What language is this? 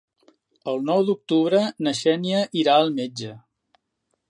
Catalan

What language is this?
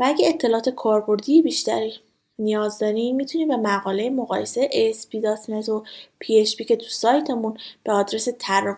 Persian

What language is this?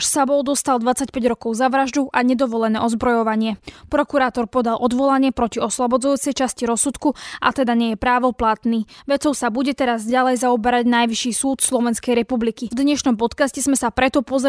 Slovak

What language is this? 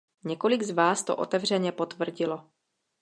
Czech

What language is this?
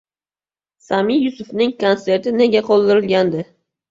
Uzbek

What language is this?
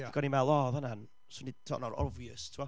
Welsh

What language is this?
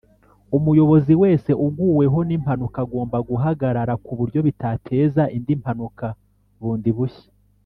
Kinyarwanda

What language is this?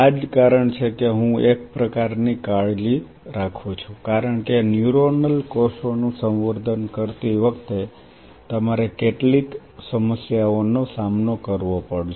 Gujarati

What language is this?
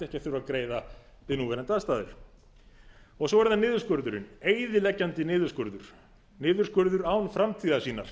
Icelandic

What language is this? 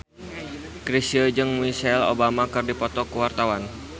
Sundanese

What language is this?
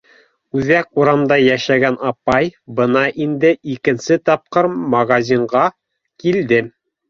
Bashkir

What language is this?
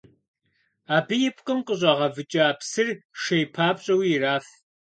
Kabardian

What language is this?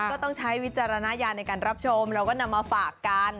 Thai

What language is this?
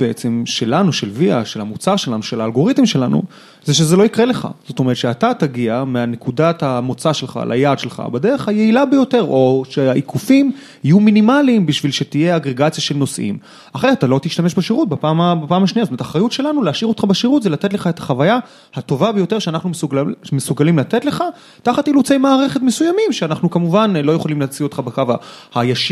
Hebrew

